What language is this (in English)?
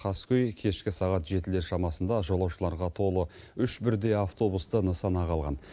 Kazakh